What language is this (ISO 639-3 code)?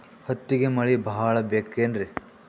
kan